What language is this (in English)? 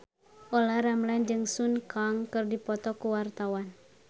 Sundanese